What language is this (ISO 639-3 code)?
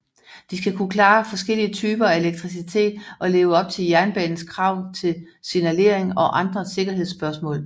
dan